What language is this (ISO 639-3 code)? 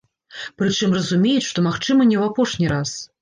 bel